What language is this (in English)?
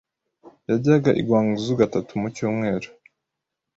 Kinyarwanda